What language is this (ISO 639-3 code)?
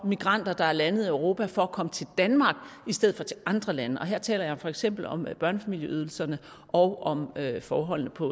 dan